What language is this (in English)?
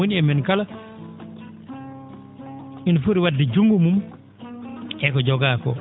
Fula